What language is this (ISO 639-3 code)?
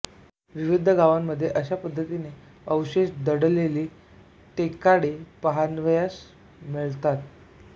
mar